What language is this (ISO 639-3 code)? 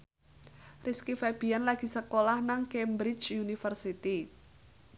jav